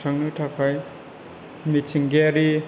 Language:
Bodo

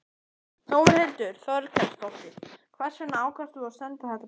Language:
Icelandic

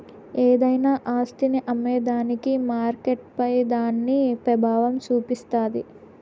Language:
Telugu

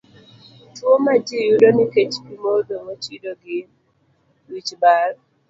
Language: Luo (Kenya and Tanzania)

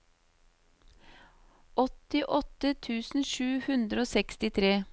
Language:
Norwegian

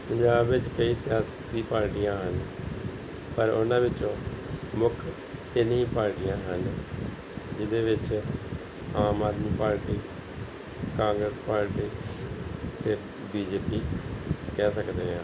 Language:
Punjabi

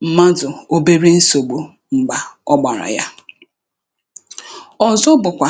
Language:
Igbo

